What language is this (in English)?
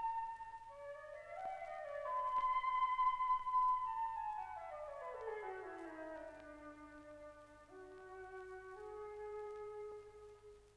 Turkish